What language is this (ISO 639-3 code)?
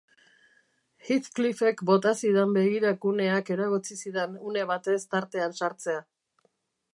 eus